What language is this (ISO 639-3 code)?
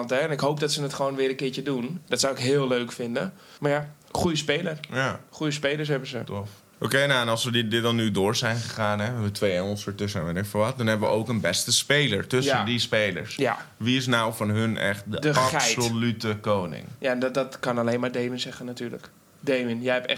nld